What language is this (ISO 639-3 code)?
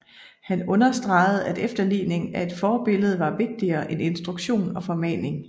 dan